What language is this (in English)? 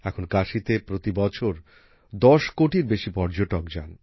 Bangla